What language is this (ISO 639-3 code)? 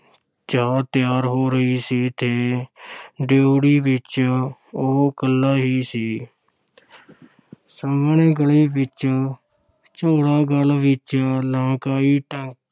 pan